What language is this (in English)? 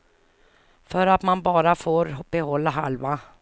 Swedish